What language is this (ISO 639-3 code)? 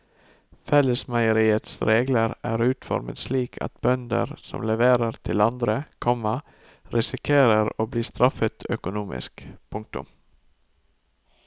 nor